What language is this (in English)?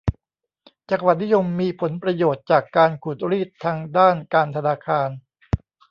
Thai